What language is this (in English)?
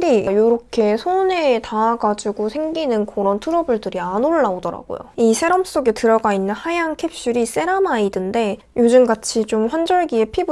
Korean